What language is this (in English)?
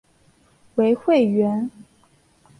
Chinese